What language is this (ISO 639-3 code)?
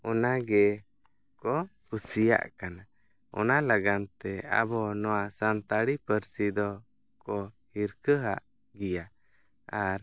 sat